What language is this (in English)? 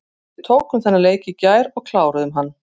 Icelandic